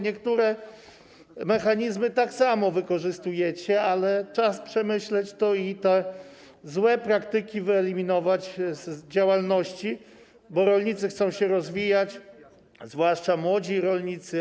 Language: Polish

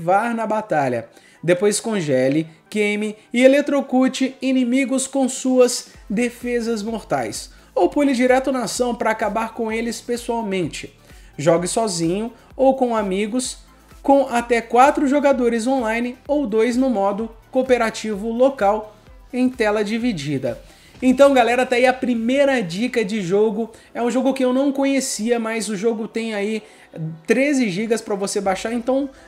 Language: Portuguese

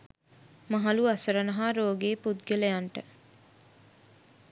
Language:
Sinhala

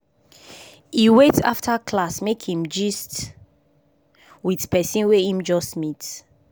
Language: Nigerian Pidgin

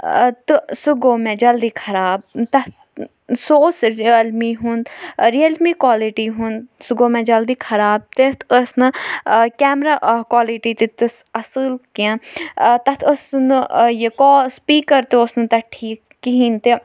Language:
Kashmiri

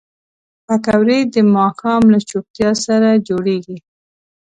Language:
Pashto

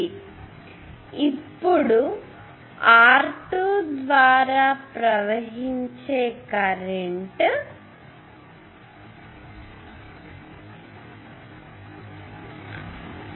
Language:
Telugu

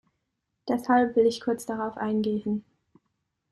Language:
German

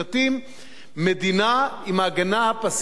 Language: Hebrew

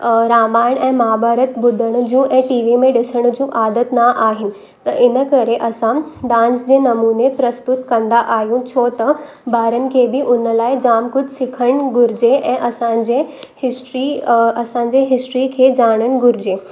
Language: Sindhi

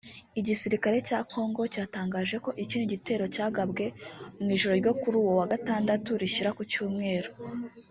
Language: Kinyarwanda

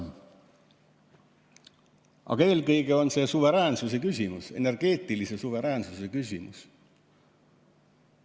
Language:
Estonian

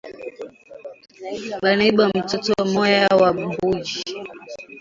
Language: Swahili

